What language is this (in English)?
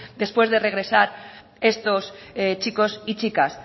Spanish